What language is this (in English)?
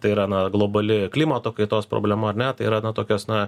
Lithuanian